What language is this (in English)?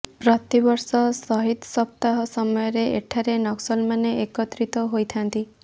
Odia